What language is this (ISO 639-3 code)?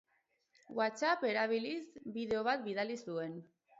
eus